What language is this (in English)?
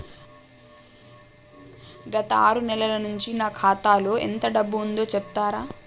Telugu